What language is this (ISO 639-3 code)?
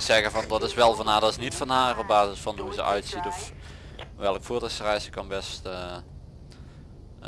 nld